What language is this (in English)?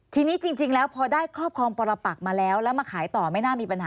Thai